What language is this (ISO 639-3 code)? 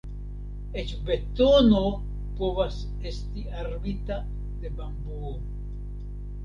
epo